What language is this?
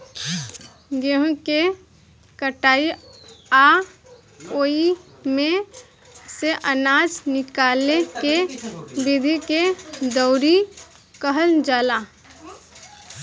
Bhojpuri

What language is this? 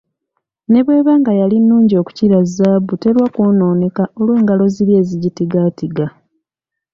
Ganda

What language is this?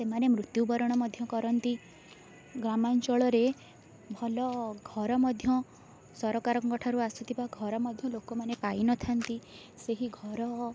Odia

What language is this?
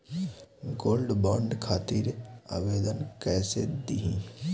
Bhojpuri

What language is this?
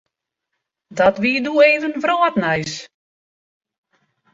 Western Frisian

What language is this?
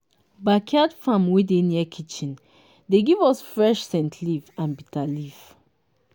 Nigerian Pidgin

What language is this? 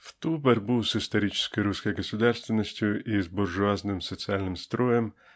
Russian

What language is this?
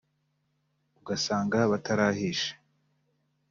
Kinyarwanda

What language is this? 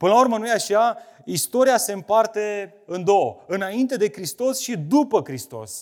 Romanian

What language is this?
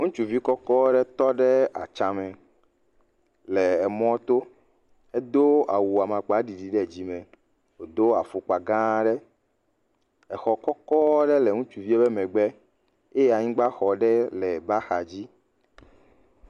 Ewe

